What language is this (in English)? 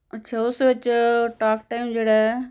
Punjabi